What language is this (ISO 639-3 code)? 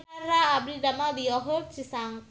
sun